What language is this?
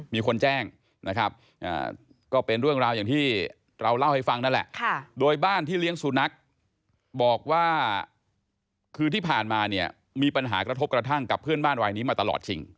Thai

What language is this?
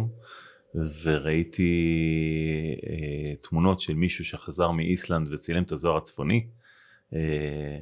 Hebrew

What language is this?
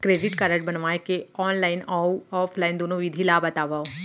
Chhattisgarhi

